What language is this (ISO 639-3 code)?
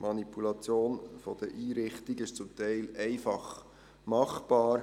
gsw